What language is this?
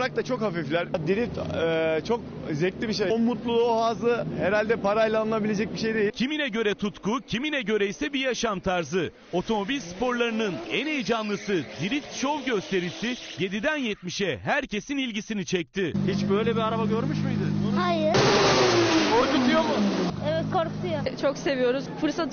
Turkish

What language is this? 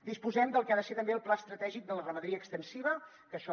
Catalan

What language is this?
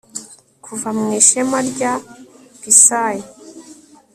Kinyarwanda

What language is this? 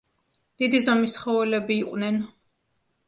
Georgian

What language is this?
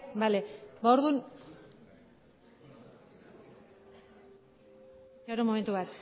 Basque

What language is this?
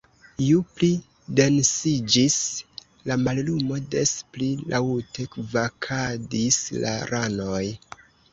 Esperanto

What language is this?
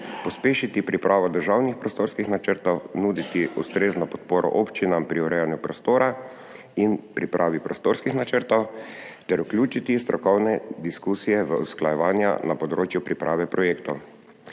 Slovenian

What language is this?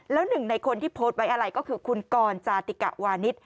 Thai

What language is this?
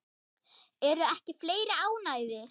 Icelandic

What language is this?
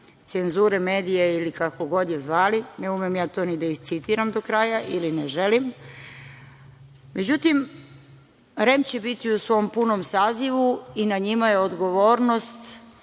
Serbian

